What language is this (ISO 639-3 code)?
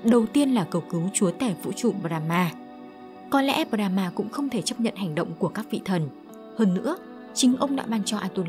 vie